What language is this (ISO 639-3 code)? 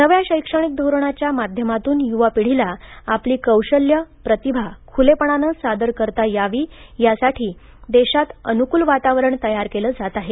mar